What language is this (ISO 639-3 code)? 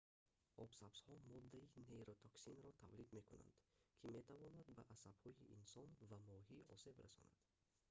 tgk